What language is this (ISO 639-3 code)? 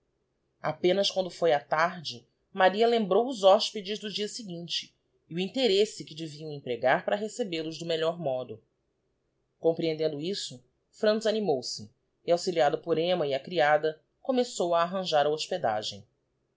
por